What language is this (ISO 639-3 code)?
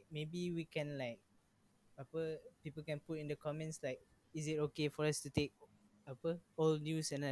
msa